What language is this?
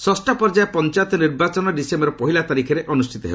Odia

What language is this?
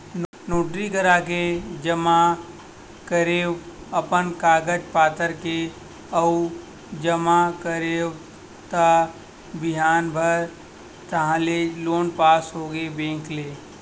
Chhattisgarhi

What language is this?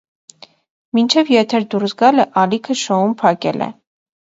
Armenian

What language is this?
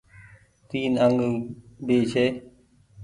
Goaria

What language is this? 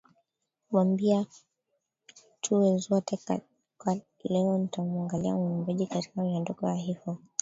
Swahili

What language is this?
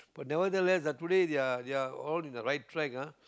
English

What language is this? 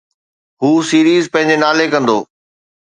Sindhi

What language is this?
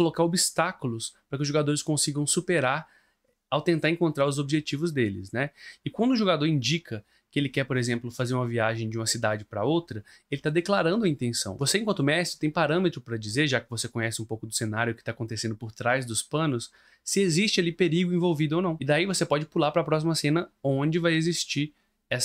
Portuguese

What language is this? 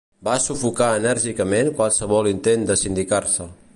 Catalan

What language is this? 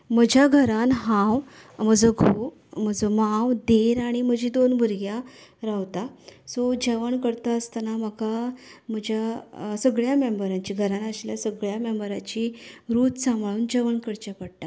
Konkani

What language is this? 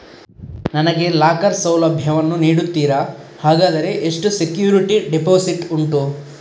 Kannada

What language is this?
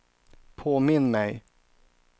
Swedish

